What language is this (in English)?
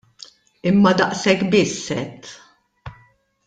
Maltese